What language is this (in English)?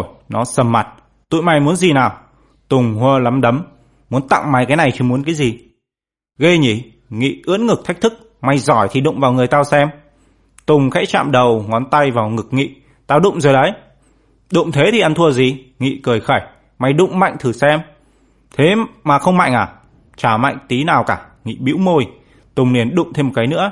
Vietnamese